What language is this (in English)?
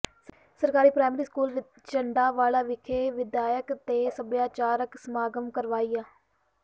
Punjabi